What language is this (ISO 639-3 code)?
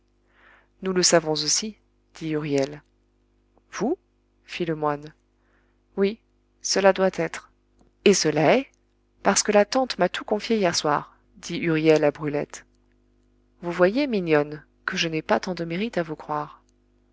fra